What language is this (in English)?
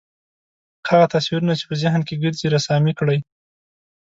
Pashto